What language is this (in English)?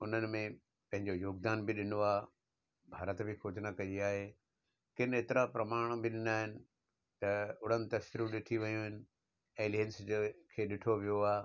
Sindhi